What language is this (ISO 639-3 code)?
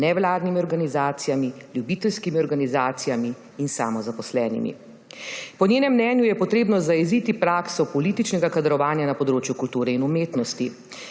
slv